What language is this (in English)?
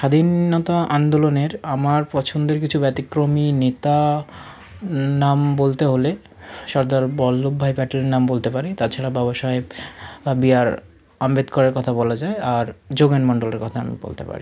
Bangla